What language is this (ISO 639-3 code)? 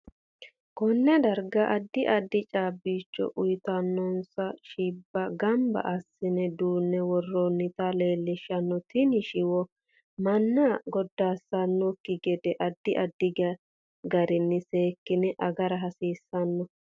sid